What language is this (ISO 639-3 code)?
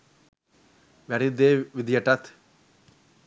sin